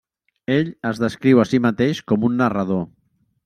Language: Catalan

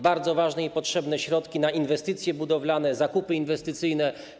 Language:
Polish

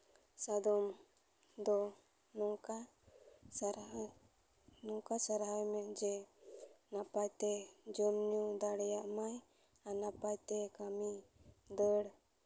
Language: Santali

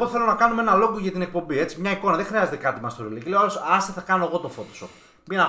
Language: Greek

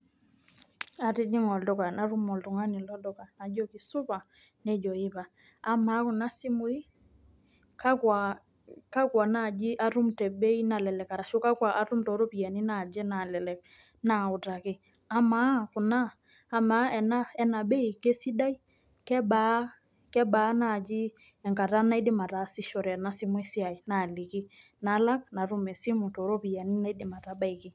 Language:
Masai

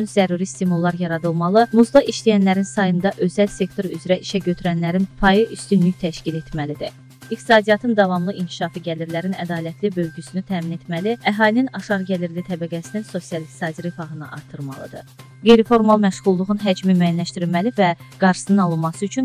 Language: Turkish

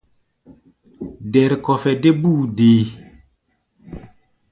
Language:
Gbaya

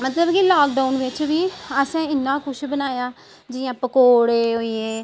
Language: Dogri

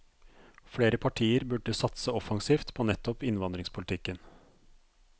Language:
Norwegian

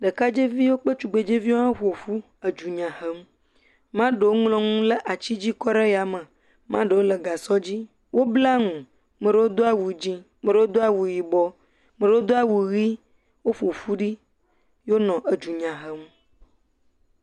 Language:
Ewe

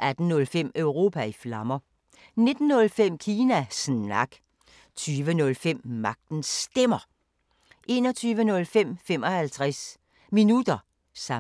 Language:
Danish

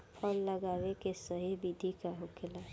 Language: Bhojpuri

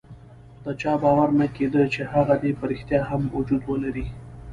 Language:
Pashto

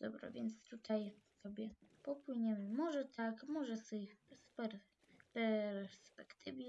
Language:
Polish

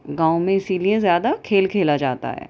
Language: Urdu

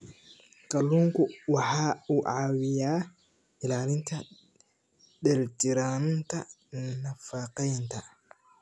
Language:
Somali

